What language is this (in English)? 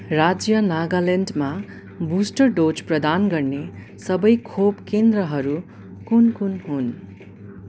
Nepali